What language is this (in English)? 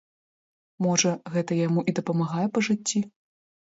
Belarusian